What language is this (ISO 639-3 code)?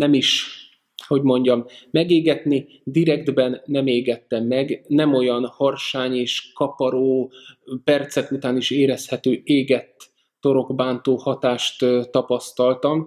hun